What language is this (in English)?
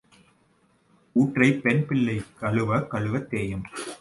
Tamil